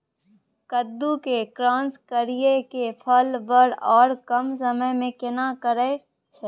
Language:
Maithili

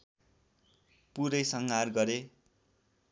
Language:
Nepali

